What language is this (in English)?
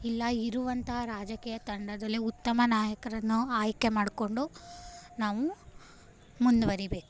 Kannada